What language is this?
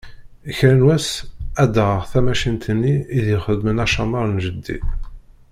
Kabyle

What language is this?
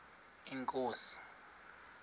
Xhosa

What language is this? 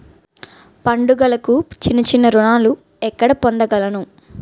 Telugu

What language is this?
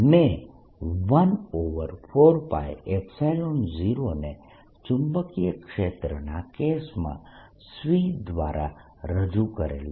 Gujarati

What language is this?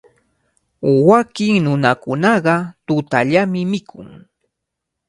Cajatambo North Lima Quechua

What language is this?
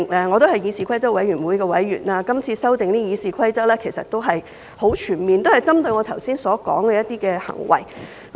Cantonese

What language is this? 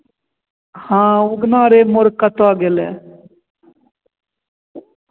Hindi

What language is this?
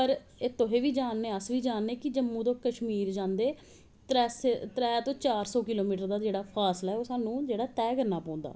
Dogri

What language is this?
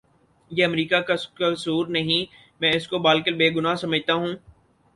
Urdu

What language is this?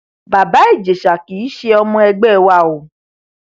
Yoruba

